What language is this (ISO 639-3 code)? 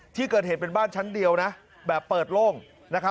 tha